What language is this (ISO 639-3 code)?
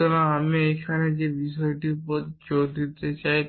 ben